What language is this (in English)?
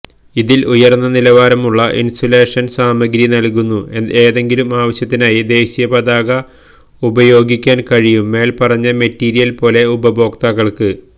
Malayalam